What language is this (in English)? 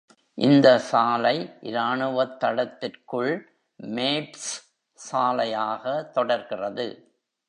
Tamil